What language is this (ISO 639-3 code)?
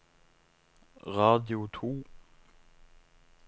nor